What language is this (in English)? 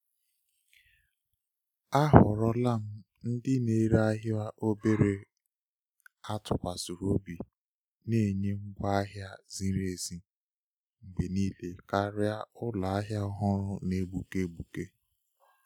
Igbo